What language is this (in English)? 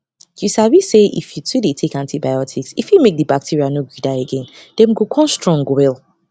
Nigerian Pidgin